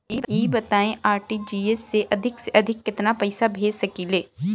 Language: Bhojpuri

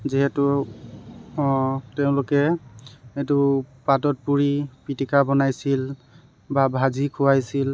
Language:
Assamese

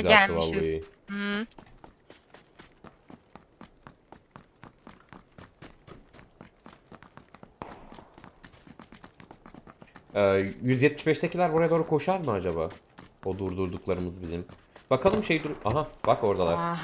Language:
Turkish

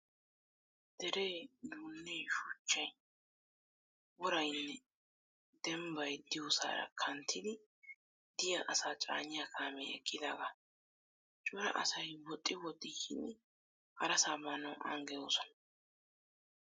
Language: Wolaytta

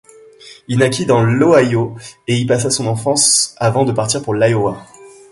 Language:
French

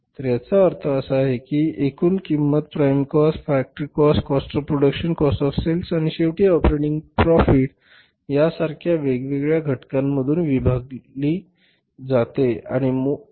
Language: Marathi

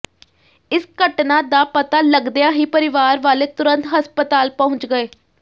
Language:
Punjabi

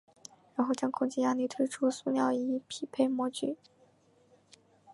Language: Chinese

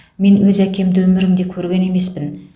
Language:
Kazakh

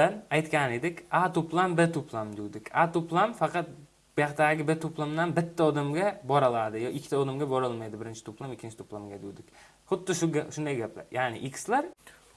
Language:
Turkish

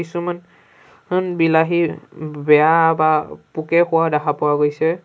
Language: Assamese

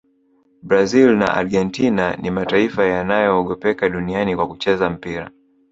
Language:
Swahili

